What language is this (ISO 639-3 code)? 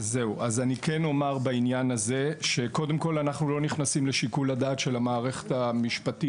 heb